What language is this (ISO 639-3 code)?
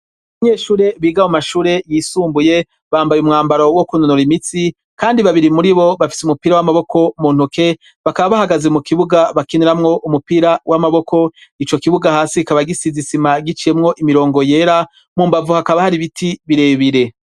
run